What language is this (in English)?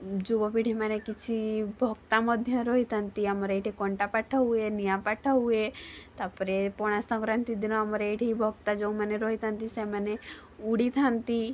Odia